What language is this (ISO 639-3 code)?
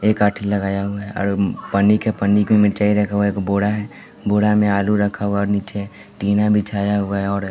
hin